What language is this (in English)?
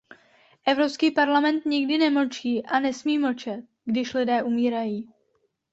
Czech